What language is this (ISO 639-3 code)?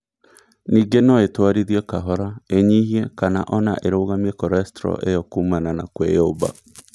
kik